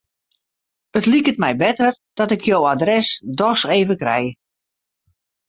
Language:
Western Frisian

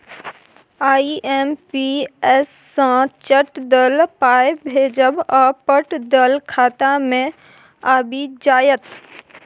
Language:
Maithili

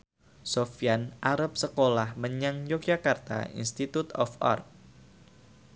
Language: Javanese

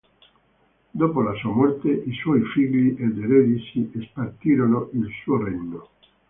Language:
Italian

